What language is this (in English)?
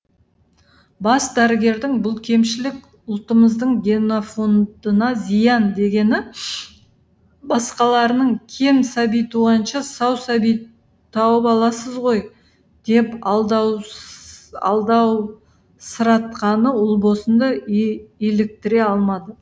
Kazakh